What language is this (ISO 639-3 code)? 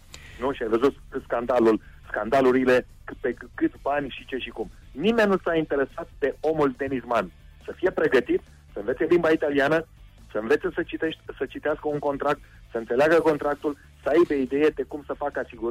ron